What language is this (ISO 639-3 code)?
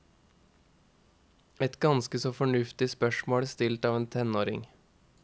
nor